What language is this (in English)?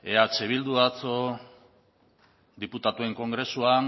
Basque